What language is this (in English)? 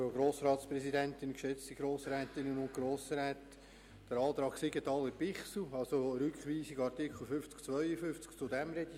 Swiss German